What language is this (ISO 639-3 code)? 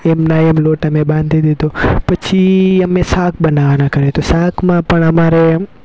guj